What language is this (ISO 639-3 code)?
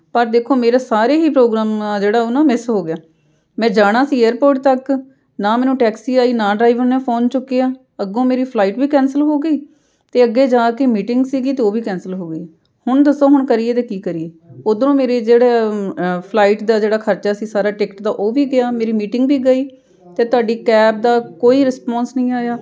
pan